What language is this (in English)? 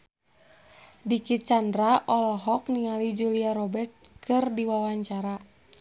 Sundanese